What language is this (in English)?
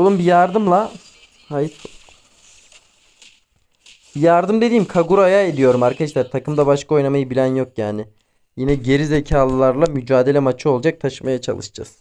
Turkish